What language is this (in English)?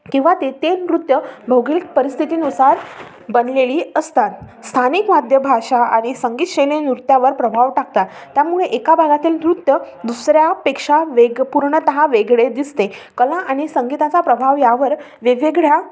Marathi